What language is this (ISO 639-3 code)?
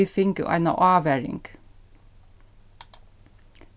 fao